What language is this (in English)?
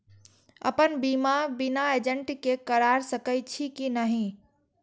Maithili